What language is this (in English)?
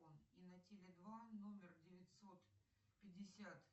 Russian